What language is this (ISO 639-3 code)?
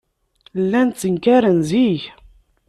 kab